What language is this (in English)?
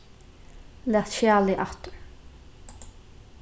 Faroese